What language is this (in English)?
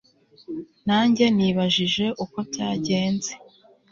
Kinyarwanda